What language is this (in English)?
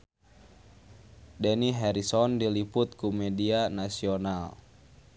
Sundanese